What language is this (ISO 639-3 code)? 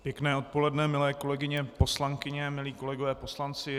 ces